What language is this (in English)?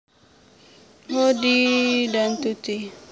Javanese